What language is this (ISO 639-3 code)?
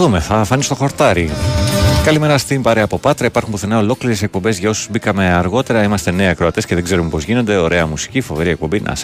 ell